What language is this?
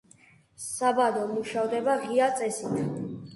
Georgian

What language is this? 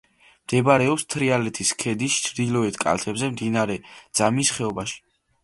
Georgian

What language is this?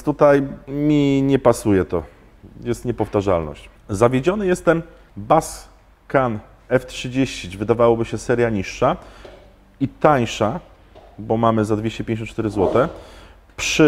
Polish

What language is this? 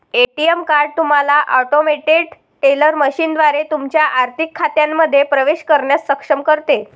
Marathi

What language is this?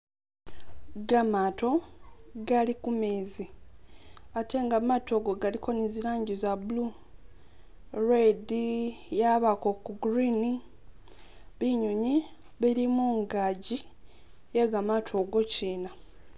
Masaaba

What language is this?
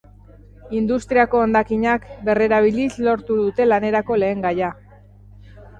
Basque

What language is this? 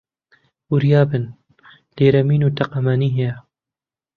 Central Kurdish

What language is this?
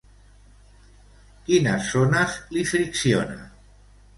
Catalan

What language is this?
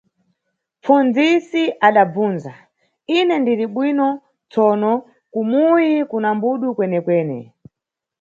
Nyungwe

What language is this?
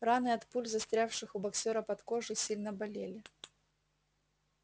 Russian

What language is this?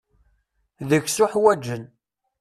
Kabyle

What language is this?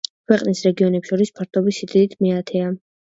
Georgian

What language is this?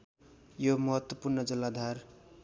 Nepali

